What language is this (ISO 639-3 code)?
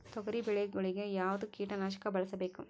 kan